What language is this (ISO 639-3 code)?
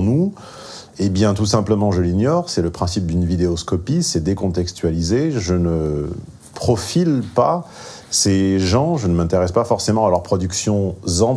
fra